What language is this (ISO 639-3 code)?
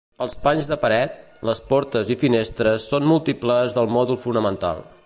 cat